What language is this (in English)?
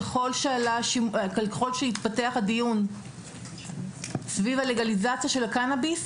Hebrew